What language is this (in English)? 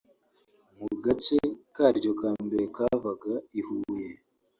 Kinyarwanda